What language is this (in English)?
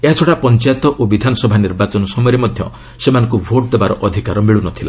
Odia